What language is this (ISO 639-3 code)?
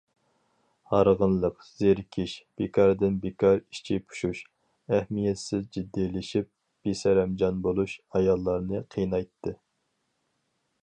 uig